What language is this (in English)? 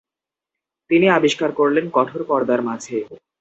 Bangla